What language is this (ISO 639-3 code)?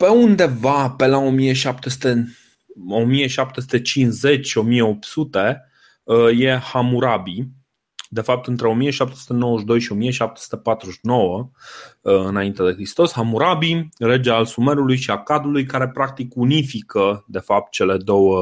ron